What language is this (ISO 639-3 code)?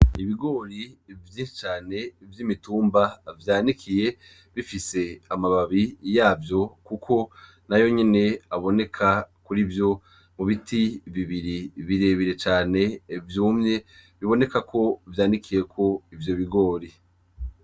run